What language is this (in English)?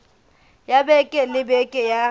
Southern Sotho